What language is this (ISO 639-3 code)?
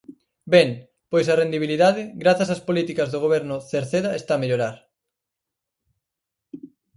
glg